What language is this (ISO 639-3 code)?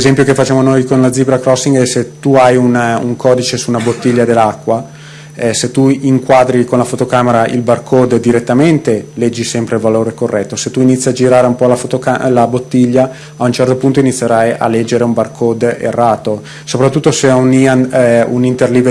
ita